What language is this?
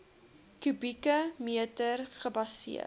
Afrikaans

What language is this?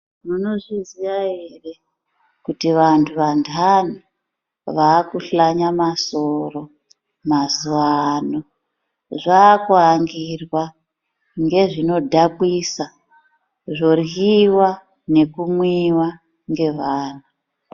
Ndau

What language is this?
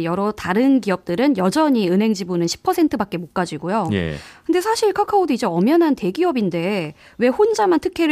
Korean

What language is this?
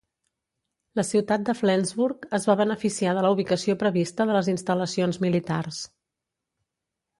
Catalan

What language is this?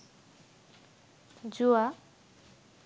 Bangla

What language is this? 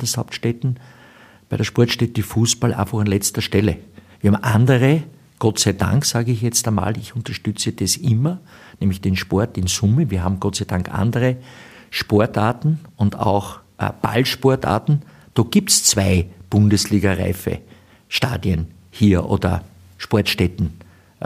German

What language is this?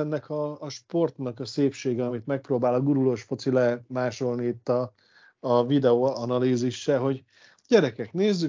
Hungarian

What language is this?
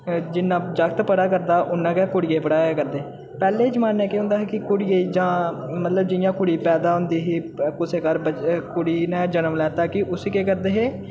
Dogri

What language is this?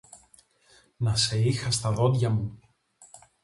Greek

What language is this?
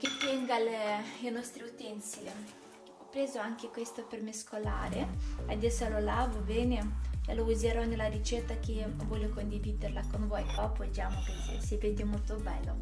Italian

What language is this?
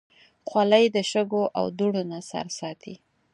Pashto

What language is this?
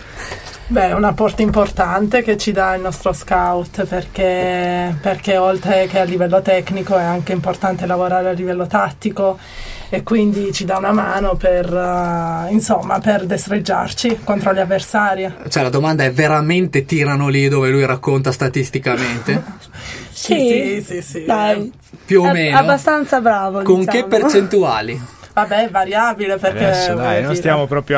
Italian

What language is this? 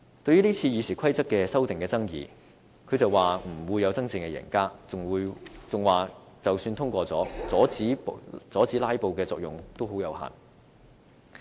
Cantonese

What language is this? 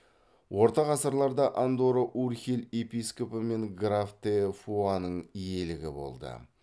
Kazakh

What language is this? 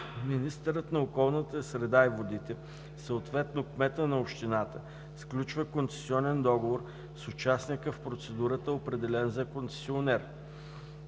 Bulgarian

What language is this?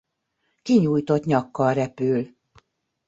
Hungarian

